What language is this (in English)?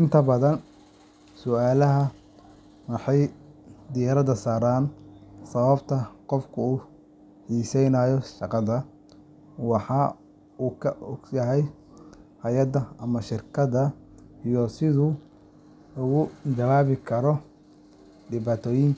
Somali